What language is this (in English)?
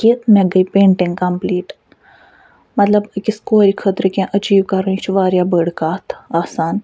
Kashmiri